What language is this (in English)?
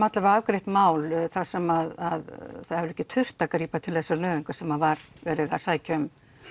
Icelandic